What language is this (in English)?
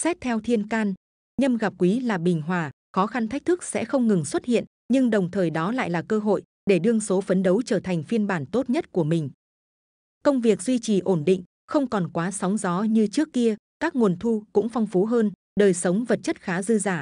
Vietnamese